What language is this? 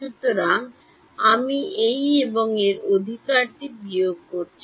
Bangla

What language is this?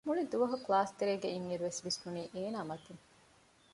Divehi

